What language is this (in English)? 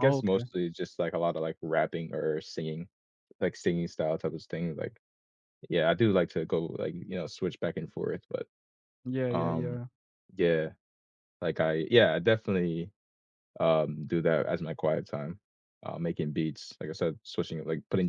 English